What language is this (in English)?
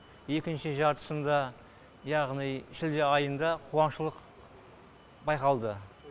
Kazakh